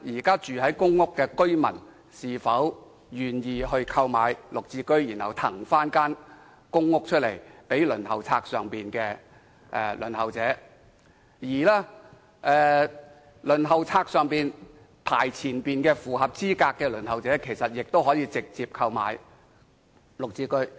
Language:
Cantonese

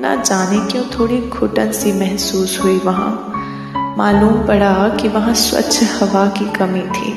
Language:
Hindi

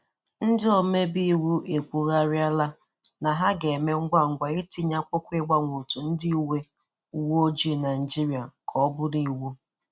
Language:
Igbo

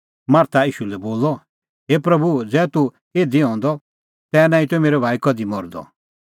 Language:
Kullu Pahari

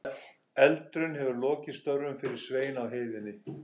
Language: Icelandic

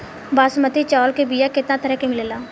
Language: Bhojpuri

